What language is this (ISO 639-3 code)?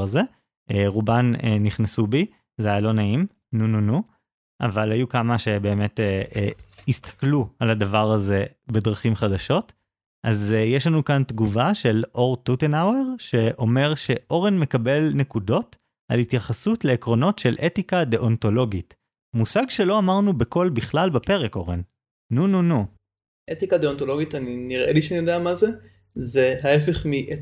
heb